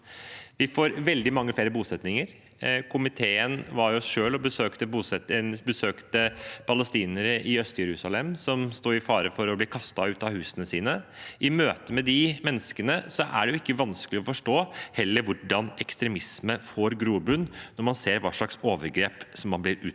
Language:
Norwegian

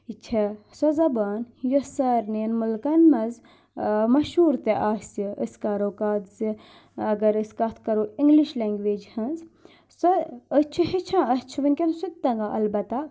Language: Kashmiri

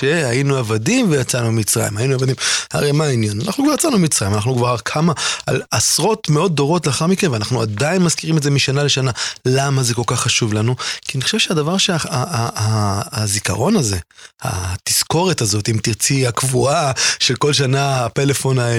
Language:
Hebrew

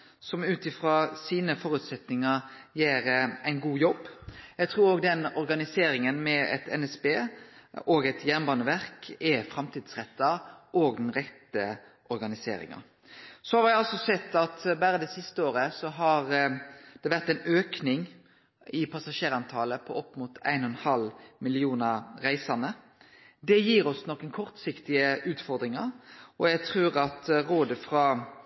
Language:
Norwegian Nynorsk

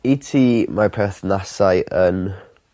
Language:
Welsh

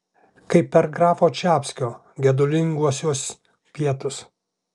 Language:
Lithuanian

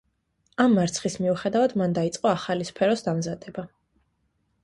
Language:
Georgian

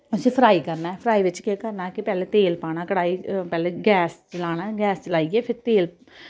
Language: Dogri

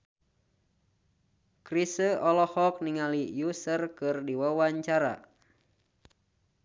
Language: Sundanese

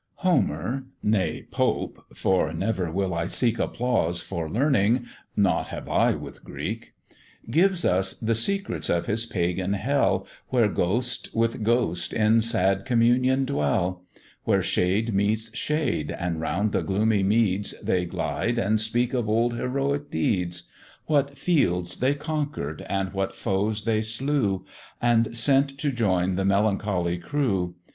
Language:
English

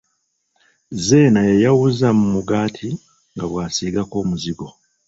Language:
Ganda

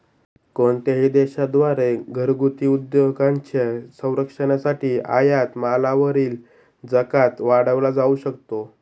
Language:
Marathi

